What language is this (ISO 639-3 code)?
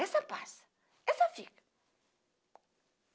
por